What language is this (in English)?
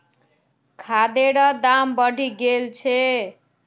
Magahi